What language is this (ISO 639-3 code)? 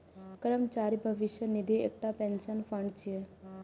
mai